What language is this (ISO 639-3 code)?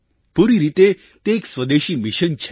guj